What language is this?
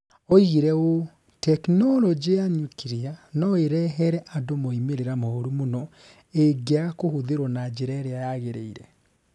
Kikuyu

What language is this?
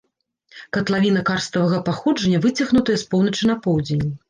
Belarusian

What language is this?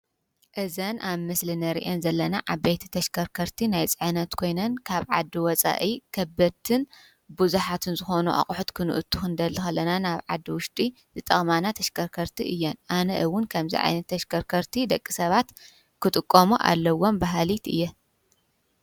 Tigrinya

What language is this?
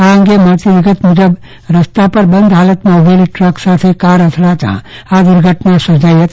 Gujarati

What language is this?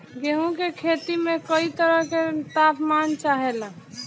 Bhojpuri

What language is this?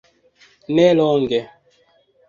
Esperanto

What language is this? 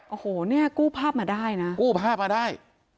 Thai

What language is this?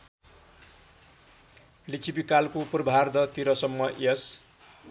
Nepali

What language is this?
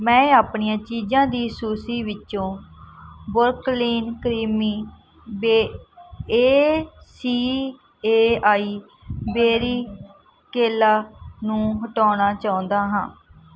Punjabi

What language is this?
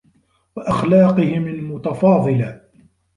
Arabic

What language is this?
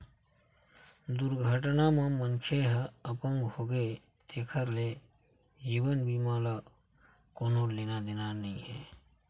Chhattisgarhi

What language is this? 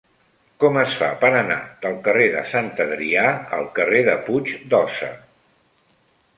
Catalan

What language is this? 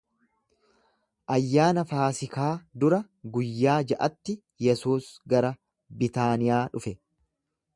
Oromo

